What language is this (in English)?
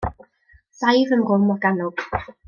Welsh